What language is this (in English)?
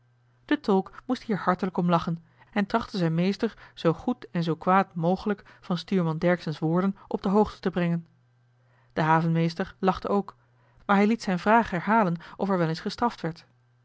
Dutch